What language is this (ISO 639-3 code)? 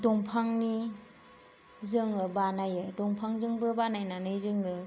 brx